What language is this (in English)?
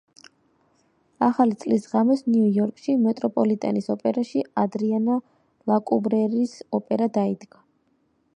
Georgian